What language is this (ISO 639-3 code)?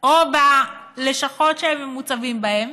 heb